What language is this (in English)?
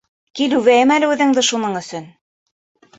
Bashkir